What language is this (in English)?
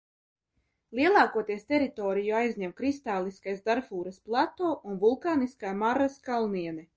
Latvian